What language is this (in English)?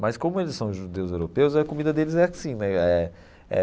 Portuguese